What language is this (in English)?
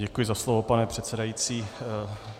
Czech